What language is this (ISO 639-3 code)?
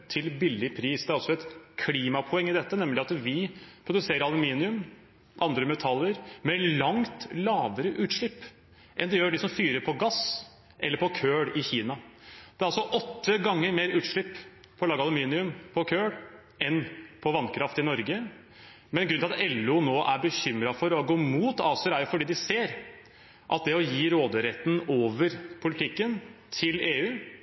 nob